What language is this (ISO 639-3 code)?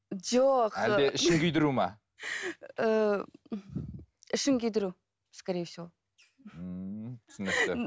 kaz